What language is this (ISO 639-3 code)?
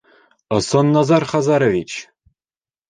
bak